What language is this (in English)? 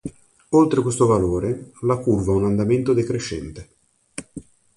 Italian